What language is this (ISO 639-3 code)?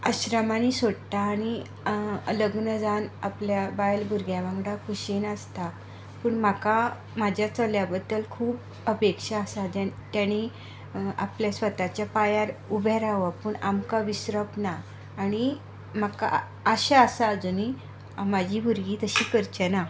kok